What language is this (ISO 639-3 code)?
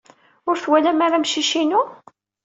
kab